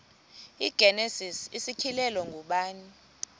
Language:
Xhosa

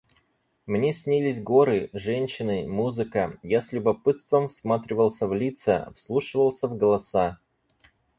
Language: Russian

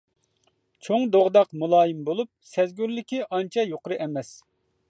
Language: Uyghur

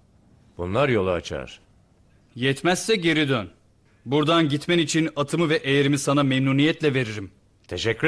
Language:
Turkish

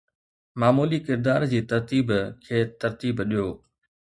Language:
Sindhi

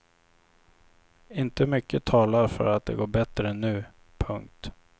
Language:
Swedish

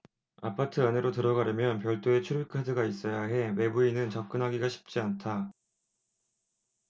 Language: Korean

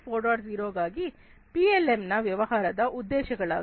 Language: Kannada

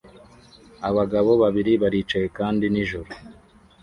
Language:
Kinyarwanda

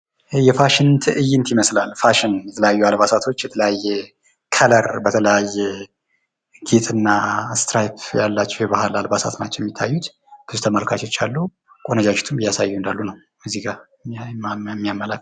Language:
Amharic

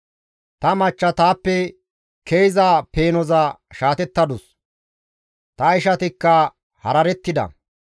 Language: Gamo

